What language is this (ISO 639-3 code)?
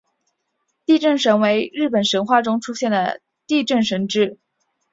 zho